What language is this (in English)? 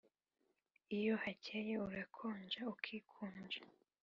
Kinyarwanda